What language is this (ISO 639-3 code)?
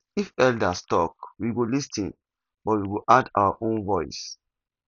pcm